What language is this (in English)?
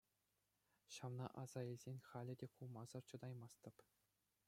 Chuvash